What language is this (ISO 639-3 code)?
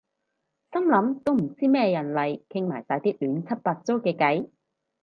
yue